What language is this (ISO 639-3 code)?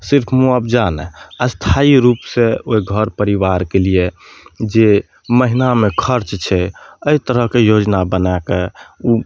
mai